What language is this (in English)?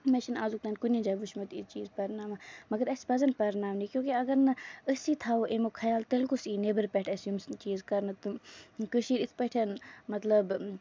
Kashmiri